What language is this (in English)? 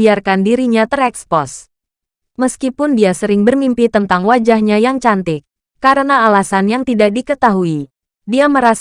Indonesian